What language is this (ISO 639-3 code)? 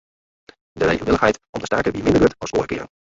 fry